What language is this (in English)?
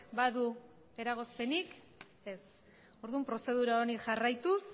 Basque